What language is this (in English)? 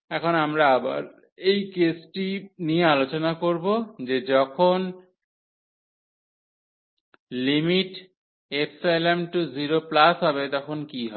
Bangla